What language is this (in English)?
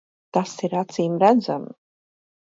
Latvian